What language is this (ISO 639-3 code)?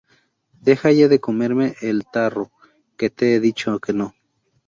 spa